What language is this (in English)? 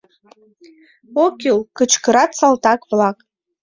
Mari